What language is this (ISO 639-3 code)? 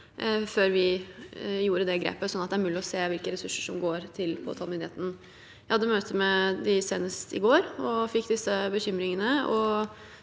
nor